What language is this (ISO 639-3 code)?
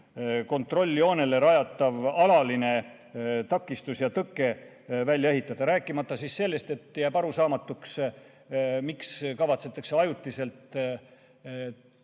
est